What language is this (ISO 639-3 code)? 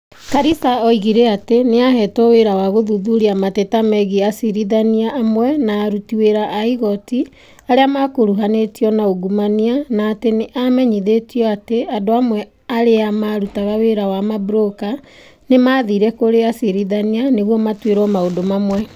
kik